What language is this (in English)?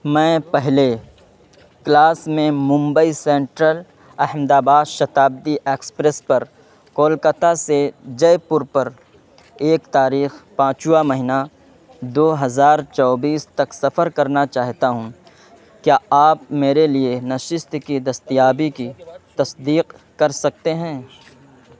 Urdu